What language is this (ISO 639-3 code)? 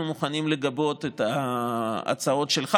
heb